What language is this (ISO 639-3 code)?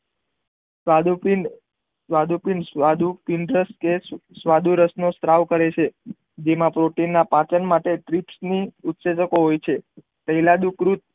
guj